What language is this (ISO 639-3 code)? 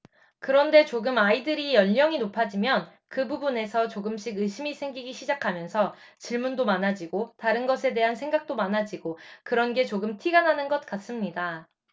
kor